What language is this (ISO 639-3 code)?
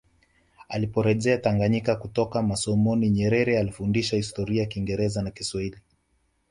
swa